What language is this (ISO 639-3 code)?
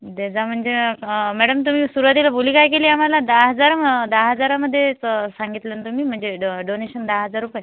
mar